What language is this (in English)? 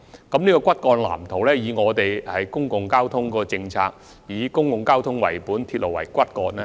Cantonese